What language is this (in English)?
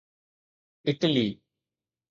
Sindhi